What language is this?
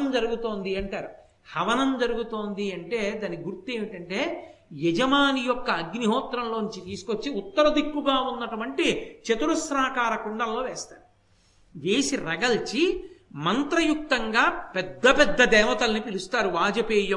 Telugu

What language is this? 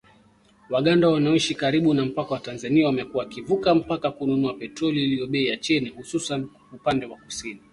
Swahili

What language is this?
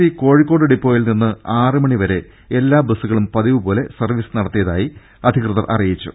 Malayalam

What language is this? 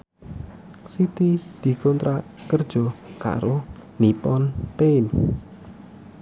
Javanese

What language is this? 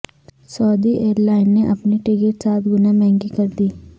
Urdu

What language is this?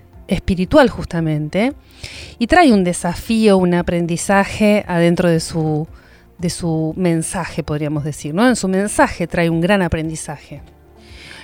Spanish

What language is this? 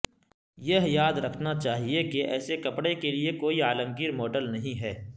Urdu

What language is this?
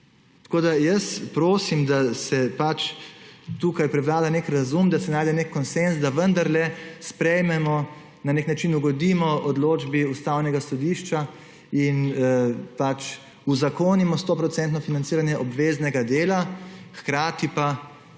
Slovenian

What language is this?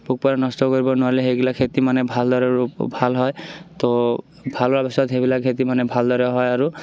Assamese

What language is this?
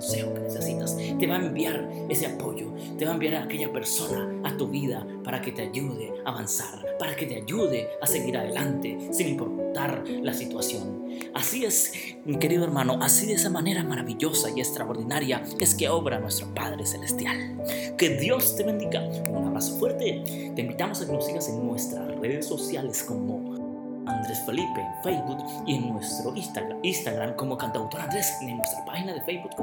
Spanish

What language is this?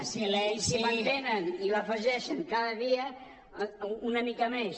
Catalan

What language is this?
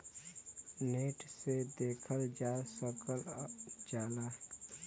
Bhojpuri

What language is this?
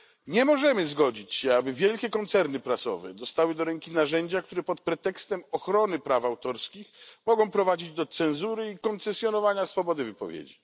Polish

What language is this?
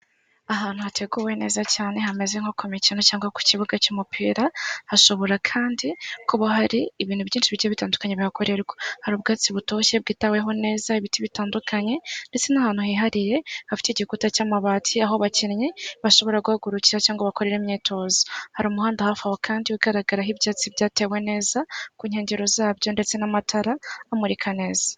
Kinyarwanda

